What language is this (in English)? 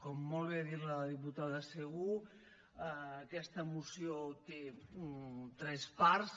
Catalan